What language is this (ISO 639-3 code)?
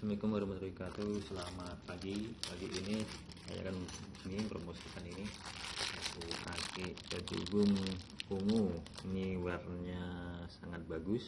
ind